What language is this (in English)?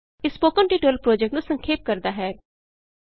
Punjabi